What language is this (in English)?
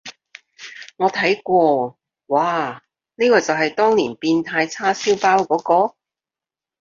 Cantonese